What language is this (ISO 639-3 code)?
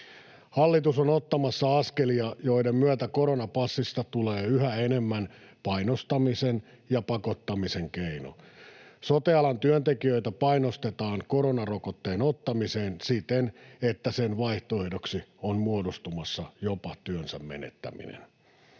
fin